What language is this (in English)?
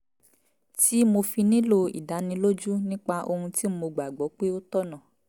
Yoruba